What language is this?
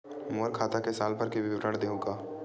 Chhattisgarhi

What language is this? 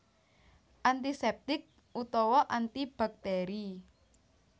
Javanese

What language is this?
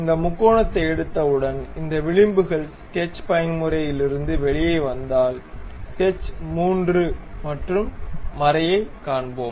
Tamil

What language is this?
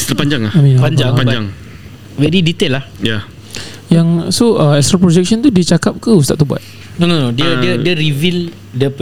Malay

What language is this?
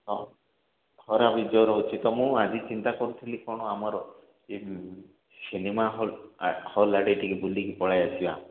Odia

